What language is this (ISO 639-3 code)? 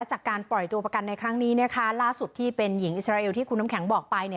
tha